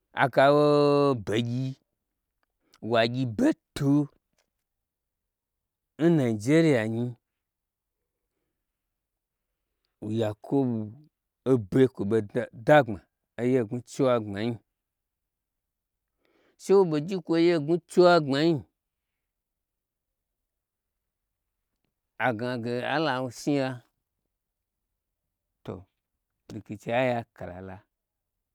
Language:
Gbagyi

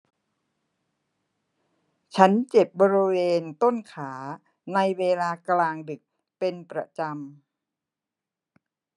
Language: Thai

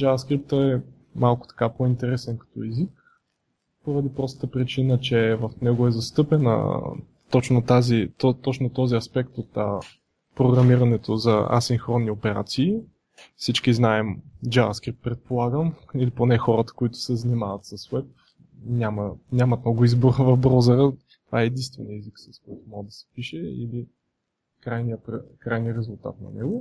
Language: Bulgarian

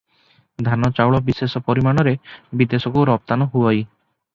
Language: Odia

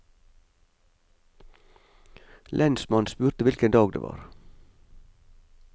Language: Norwegian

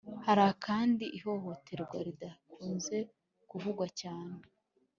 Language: Kinyarwanda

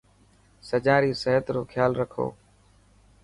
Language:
Dhatki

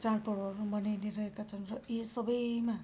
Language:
Nepali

